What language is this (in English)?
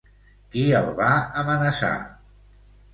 Catalan